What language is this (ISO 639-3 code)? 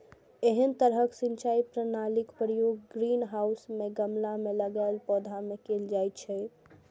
mai